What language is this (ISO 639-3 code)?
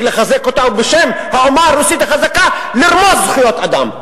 heb